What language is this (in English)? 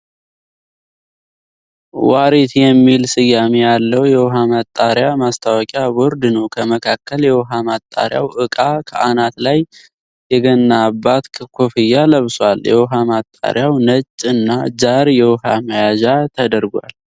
Amharic